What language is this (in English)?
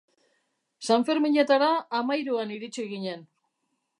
Basque